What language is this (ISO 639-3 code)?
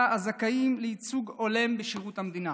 heb